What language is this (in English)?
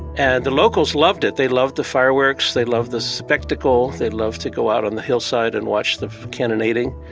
English